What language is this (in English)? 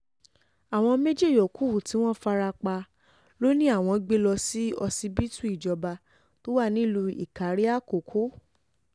Yoruba